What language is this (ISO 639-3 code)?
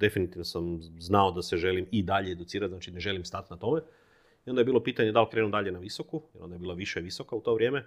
hrv